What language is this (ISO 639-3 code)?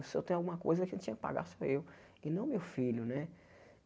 por